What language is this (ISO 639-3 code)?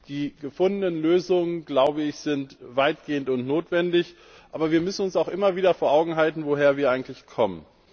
deu